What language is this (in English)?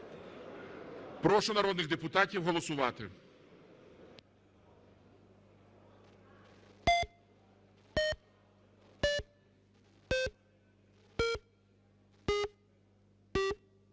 Ukrainian